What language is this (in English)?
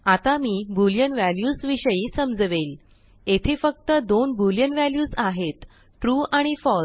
Marathi